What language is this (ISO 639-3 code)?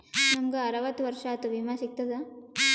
kan